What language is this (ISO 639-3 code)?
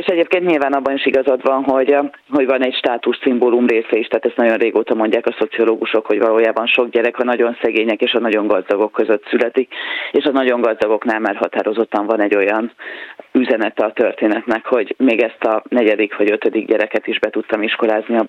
hun